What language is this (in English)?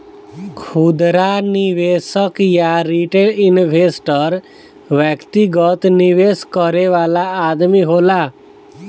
Bhojpuri